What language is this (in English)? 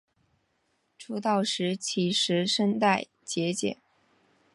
Chinese